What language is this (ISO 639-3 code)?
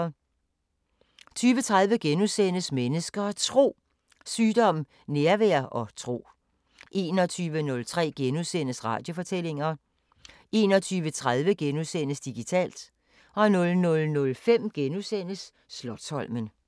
dan